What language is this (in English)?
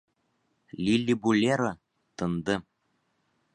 Bashkir